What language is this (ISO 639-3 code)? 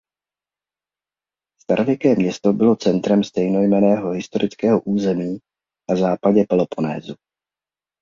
ces